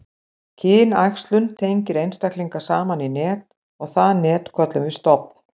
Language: Icelandic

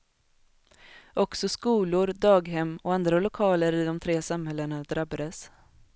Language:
Swedish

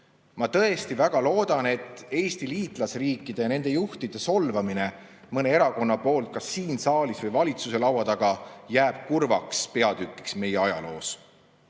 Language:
Estonian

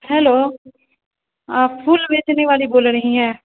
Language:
Urdu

